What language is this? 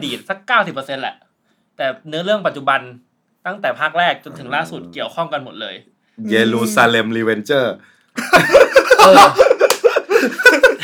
Thai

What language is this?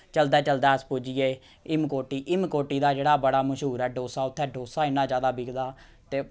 Dogri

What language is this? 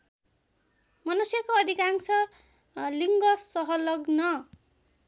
Nepali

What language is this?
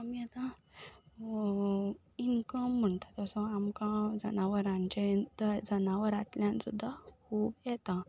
Konkani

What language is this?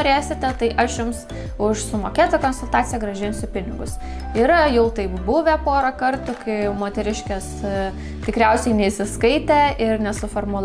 Lithuanian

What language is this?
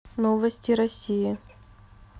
Russian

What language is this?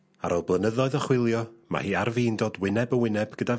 Welsh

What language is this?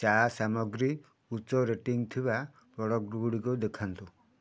Odia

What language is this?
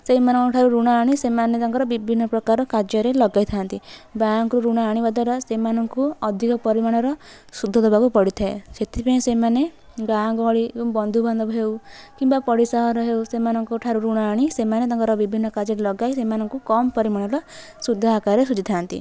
Odia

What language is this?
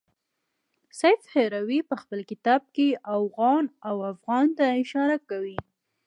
Pashto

